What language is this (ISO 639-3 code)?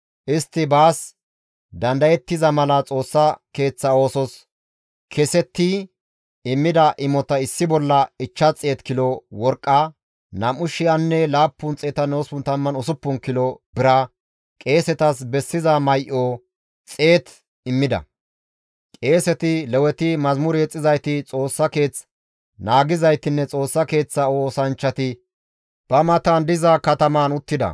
gmv